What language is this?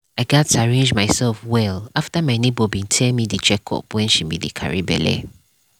Nigerian Pidgin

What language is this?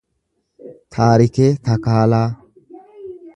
Oromo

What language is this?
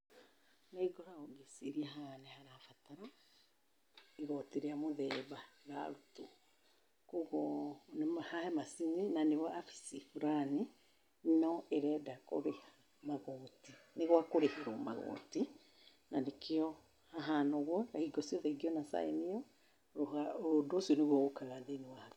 Kikuyu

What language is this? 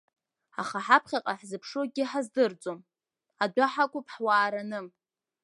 Abkhazian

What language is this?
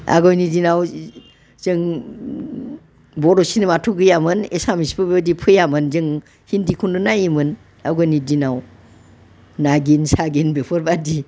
Bodo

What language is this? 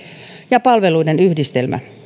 Finnish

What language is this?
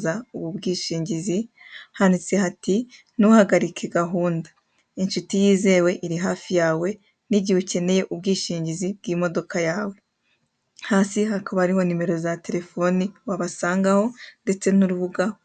Kinyarwanda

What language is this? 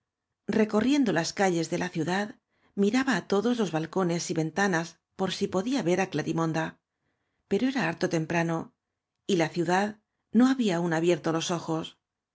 Spanish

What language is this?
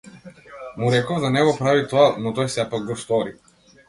Macedonian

